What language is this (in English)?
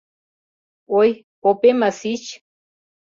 Mari